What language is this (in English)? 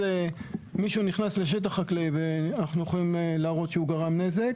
Hebrew